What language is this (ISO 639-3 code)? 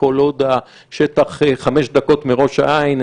heb